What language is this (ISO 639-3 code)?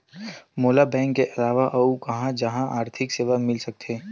hne